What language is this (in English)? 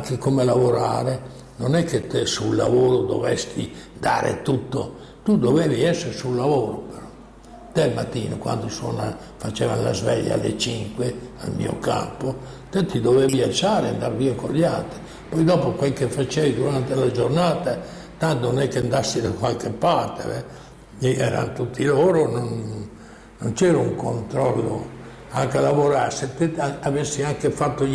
Italian